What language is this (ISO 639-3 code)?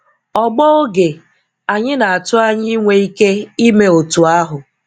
ibo